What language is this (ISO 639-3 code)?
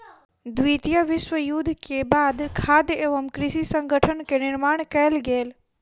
mai